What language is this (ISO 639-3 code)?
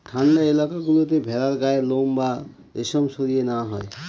ben